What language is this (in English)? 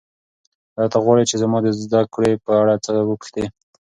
Pashto